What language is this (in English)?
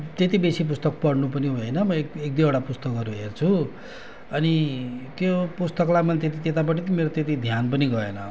Nepali